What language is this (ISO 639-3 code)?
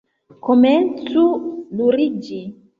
epo